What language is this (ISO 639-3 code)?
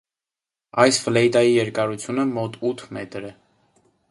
hye